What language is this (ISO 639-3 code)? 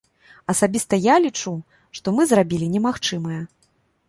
bel